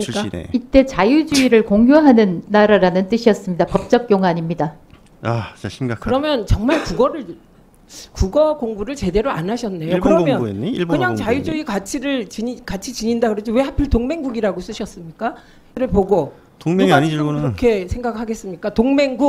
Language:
Korean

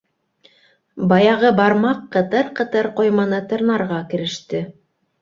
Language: Bashkir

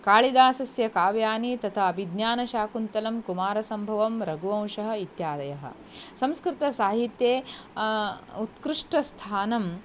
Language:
Sanskrit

